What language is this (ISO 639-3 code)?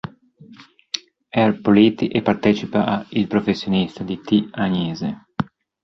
ita